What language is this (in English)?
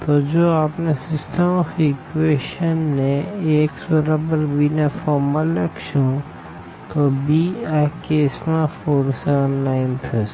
Gujarati